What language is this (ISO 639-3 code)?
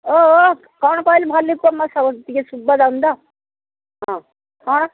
ori